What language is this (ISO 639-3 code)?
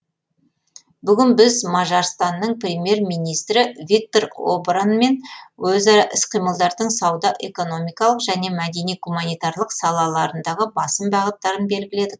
kaz